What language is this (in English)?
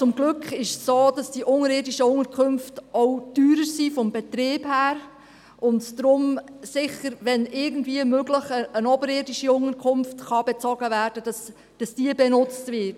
Swiss German